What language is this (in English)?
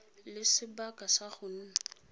Tswana